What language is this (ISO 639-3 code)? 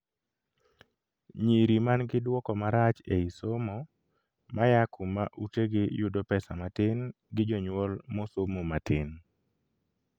luo